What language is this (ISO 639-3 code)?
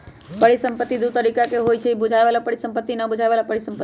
mag